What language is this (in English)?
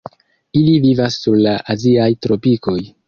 Esperanto